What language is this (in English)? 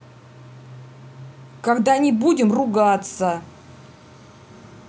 Russian